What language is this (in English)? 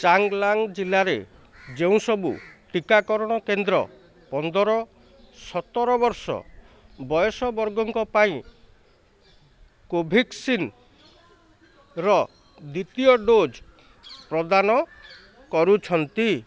Odia